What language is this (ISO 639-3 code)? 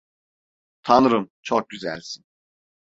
tur